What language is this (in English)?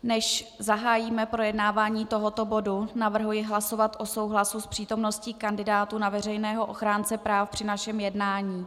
Czech